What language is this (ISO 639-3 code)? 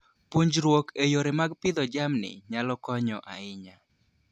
luo